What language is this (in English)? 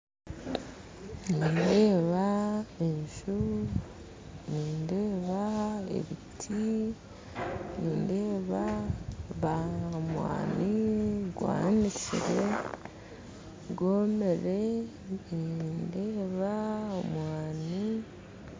Nyankole